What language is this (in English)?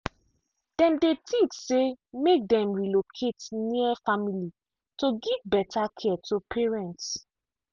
Nigerian Pidgin